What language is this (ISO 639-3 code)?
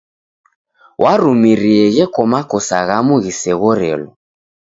dav